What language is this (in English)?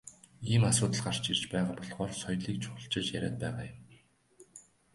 Mongolian